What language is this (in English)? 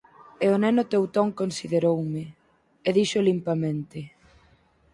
Galician